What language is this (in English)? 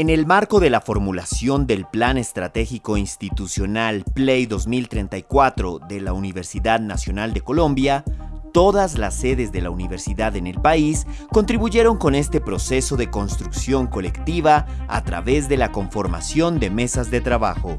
Spanish